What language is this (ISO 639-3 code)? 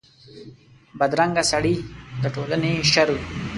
pus